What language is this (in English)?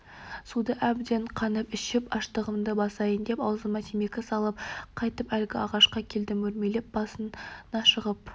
Kazakh